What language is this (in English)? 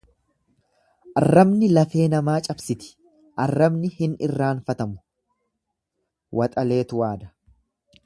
Oromo